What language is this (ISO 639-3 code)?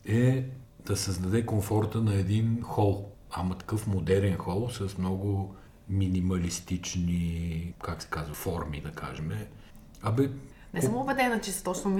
bul